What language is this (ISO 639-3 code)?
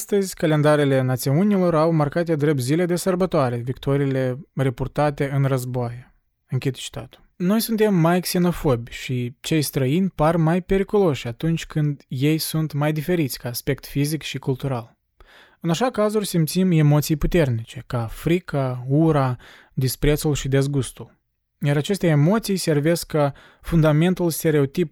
ron